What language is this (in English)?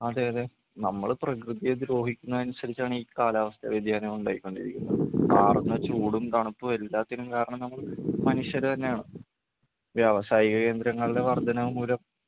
Malayalam